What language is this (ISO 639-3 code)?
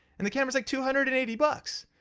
eng